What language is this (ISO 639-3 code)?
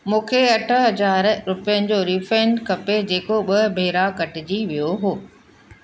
snd